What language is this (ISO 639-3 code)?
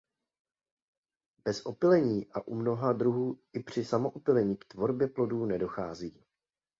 ces